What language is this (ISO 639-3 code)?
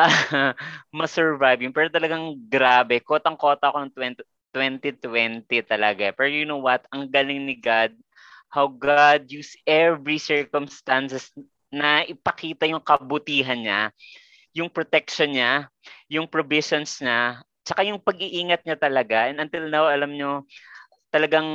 fil